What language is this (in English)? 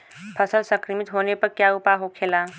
Bhojpuri